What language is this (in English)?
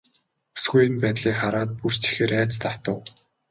Mongolian